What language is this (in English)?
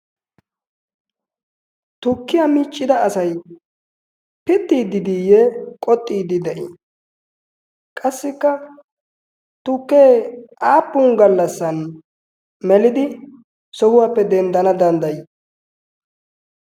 Wolaytta